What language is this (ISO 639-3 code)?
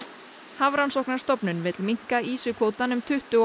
isl